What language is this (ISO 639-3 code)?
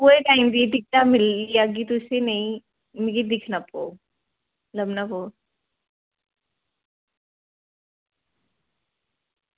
doi